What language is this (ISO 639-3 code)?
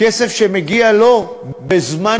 heb